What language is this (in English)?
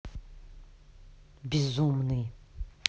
Russian